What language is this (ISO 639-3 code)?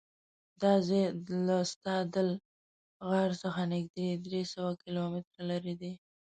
pus